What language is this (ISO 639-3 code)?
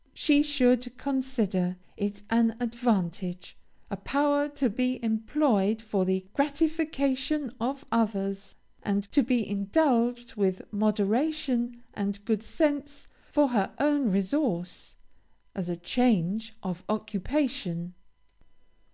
eng